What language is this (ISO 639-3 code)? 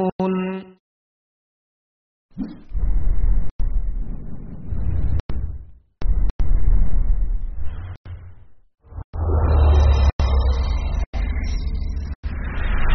ara